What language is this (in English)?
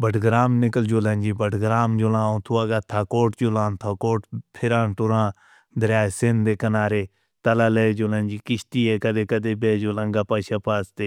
Northern Hindko